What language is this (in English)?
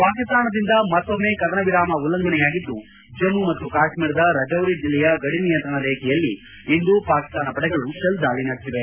Kannada